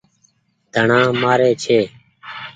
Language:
Goaria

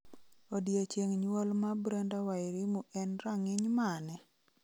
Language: Luo (Kenya and Tanzania)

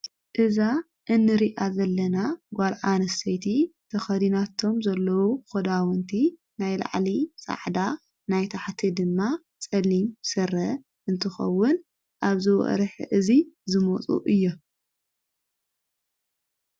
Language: Tigrinya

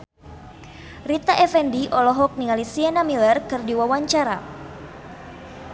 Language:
Sundanese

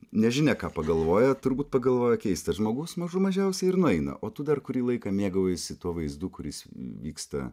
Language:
Lithuanian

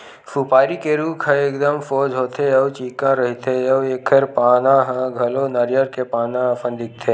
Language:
Chhattisgarhi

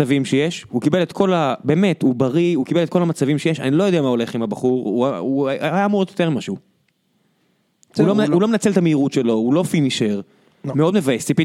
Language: Hebrew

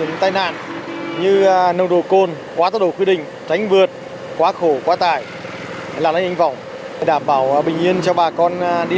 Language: Vietnamese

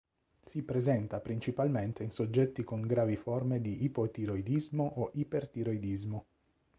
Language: Italian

